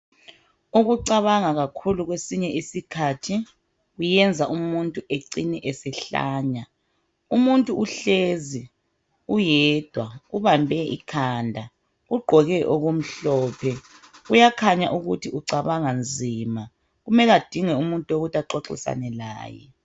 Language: North Ndebele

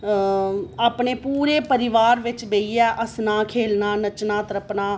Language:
Dogri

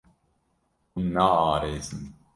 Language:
Kurdish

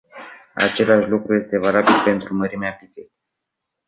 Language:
Romanian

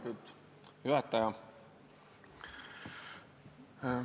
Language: Estonian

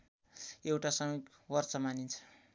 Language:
Nepali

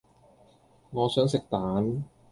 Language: Cantonese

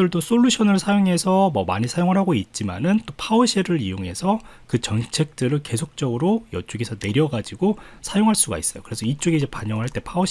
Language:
Korean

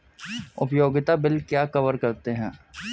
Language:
Hindi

